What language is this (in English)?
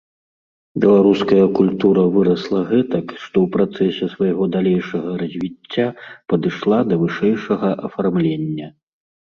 Belarusian